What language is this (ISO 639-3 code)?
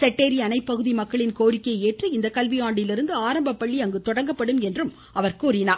tam